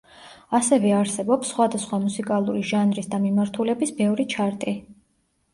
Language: Georgian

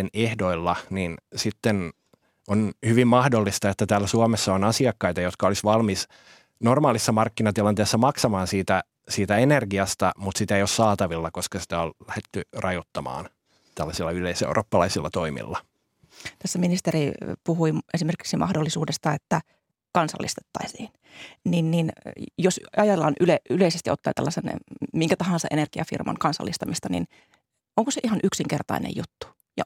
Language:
Finnish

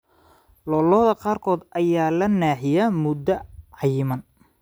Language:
Somali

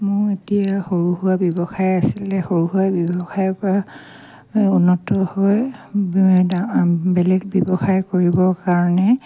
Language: Assamese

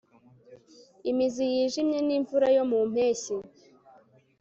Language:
Kinyarwanda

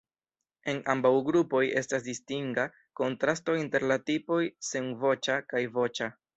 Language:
Esperanto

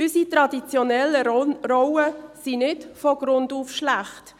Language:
Swiss German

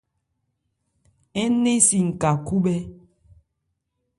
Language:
Ebrié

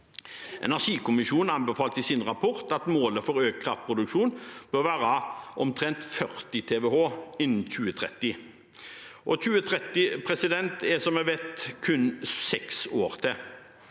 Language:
Norwegian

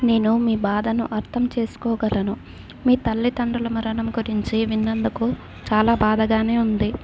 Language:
Telugu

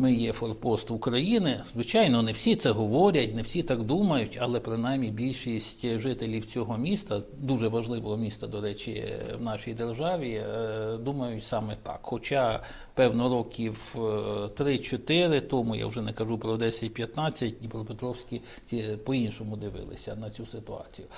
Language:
Ukrainian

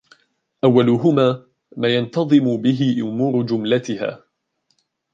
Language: Arabic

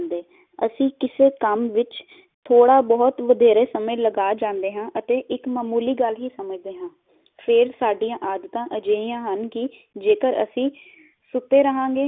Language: Punjabi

